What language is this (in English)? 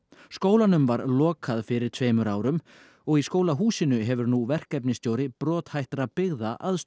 Icelandic